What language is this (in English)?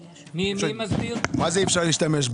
Hebrew